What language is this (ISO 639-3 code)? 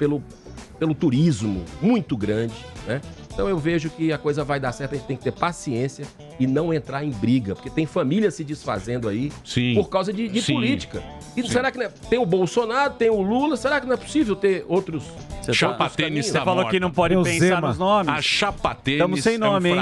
por